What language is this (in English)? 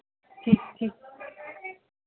Punjabi